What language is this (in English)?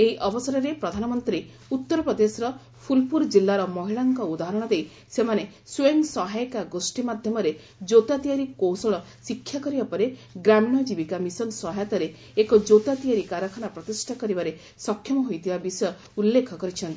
Odia